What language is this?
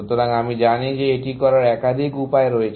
Bangla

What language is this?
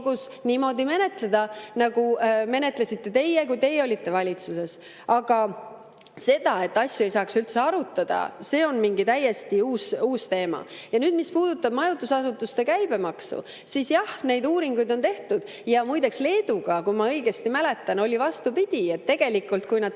Estonian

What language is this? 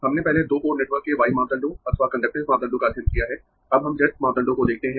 Hindi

